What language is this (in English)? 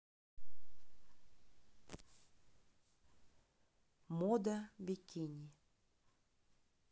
Russian